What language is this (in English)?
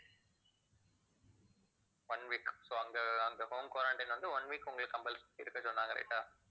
Tamil